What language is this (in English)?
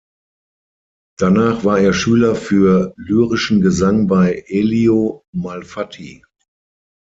German